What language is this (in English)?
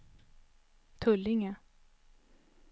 Swedish